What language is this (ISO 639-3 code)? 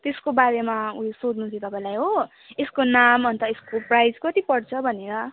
nep